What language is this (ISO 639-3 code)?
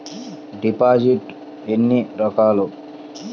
tel